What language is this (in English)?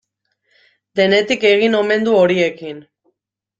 Basque